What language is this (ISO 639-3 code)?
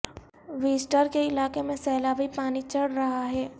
urd